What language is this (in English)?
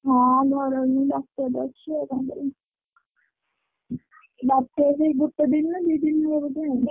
Odia